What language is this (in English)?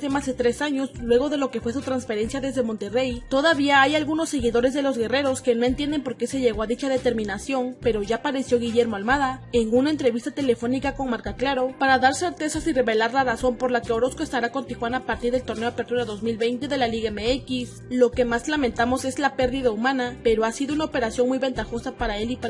Spanish